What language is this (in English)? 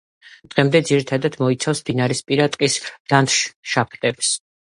Georgian